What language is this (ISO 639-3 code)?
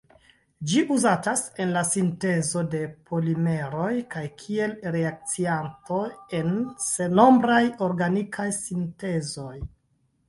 epo